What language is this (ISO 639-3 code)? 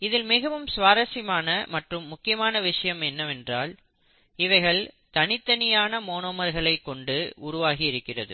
tam